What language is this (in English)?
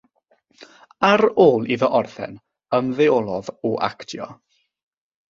Welsh